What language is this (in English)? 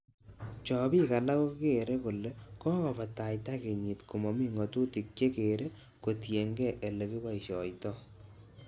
Kalenjin